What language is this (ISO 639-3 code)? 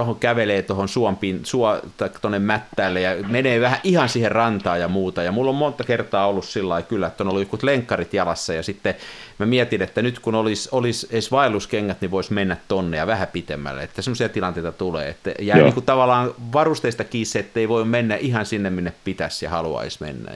fin